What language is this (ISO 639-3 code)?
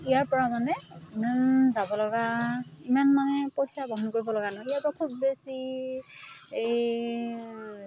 asm